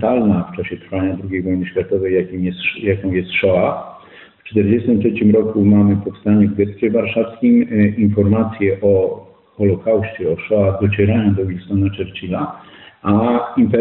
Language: Polish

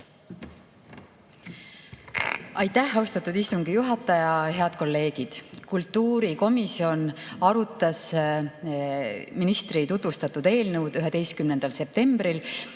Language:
Estonian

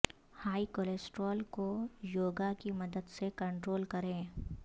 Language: Urdu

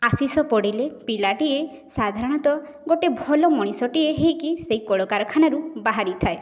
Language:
Odia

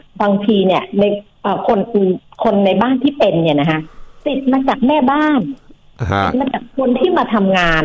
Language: Thai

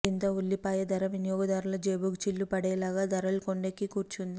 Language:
Telugu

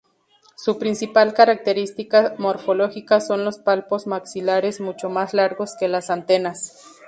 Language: Spanish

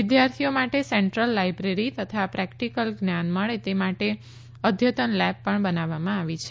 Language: Gujarati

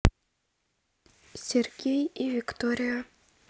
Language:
Russian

